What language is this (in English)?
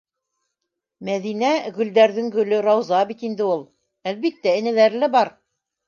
Bashkir